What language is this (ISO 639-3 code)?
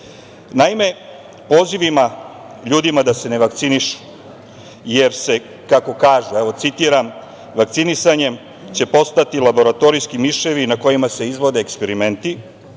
srp